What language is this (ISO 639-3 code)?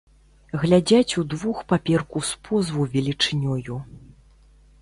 bel